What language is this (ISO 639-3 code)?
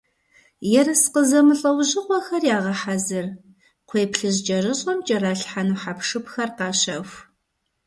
kbd